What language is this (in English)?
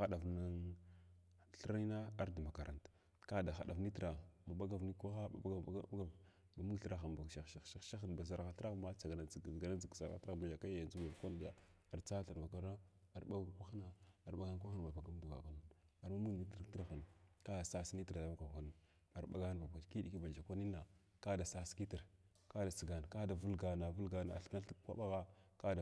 Glavda